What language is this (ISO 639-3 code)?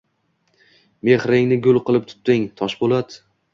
uzb